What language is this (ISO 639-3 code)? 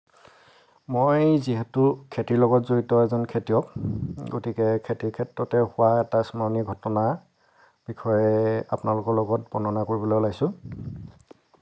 asm